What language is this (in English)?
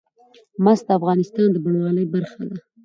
Pashto